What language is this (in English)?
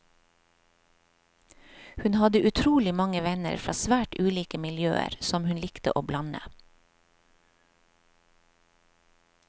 Norwegian